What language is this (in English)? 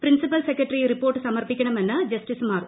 Malayalam